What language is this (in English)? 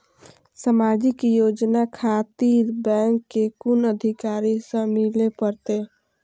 Maithili